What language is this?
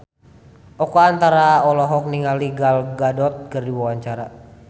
Sundanese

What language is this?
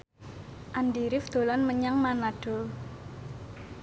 Javanese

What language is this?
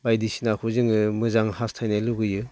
Bodo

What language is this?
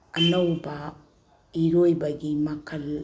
Manipuri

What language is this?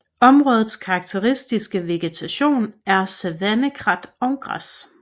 Danish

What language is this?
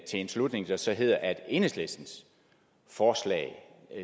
Danish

